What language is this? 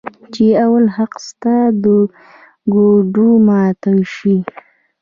Pashto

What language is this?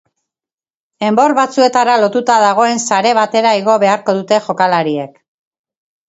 Basque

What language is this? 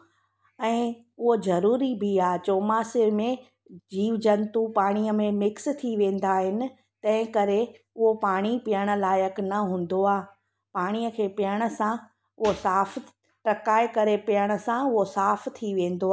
Sindhi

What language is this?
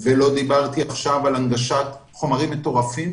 Hebrew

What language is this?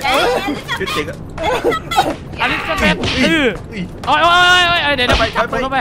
Thai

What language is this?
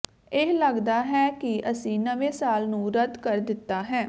Punjabi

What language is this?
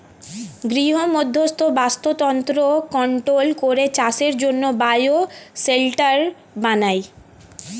Bangla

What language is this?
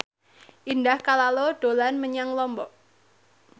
Javanese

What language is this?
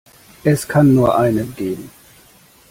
German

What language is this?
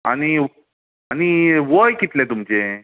Konkani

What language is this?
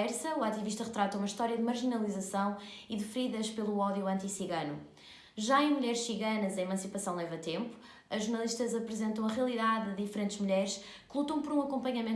Portuguese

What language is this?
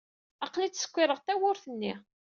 Kabyle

